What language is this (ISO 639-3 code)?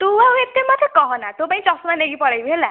ori